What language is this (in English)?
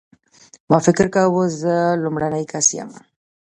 Pashto